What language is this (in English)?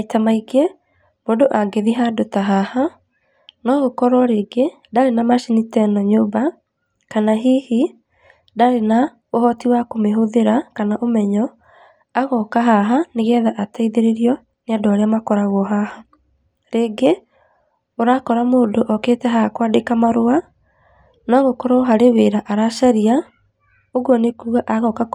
Kikuyu